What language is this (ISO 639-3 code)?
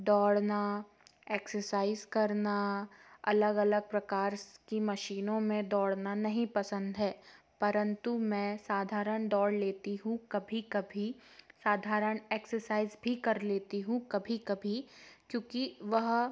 hin